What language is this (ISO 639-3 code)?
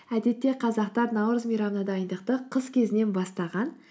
kaz